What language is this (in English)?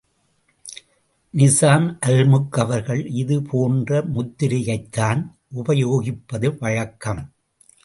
Tamil